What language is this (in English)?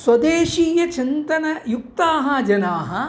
Sanskrit